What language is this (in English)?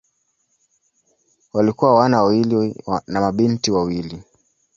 Swahili